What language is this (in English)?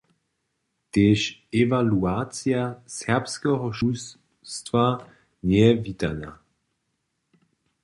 Upper Sorbian